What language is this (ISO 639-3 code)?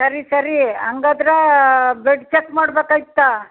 kan